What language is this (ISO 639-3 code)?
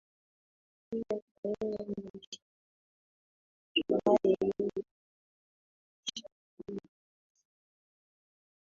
swa